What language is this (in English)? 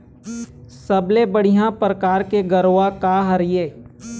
Chhattisgarhi